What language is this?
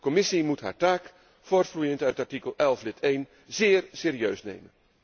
Dutch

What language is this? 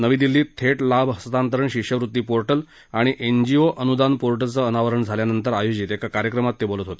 Marathi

